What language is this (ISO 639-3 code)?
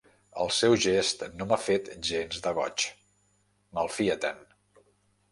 cat